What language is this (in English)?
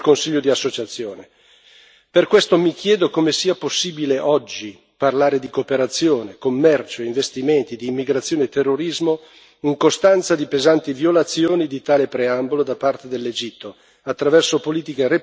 Italian